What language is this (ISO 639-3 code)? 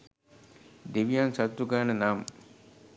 sin